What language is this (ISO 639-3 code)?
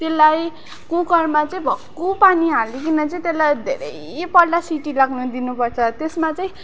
nep